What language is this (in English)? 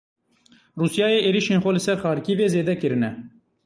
Kurdish